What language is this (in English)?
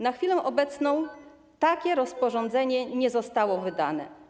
Polish